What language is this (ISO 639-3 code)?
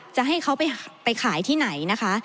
tha